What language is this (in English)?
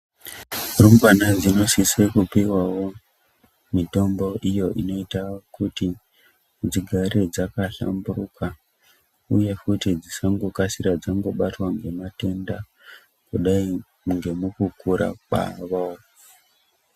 Ndau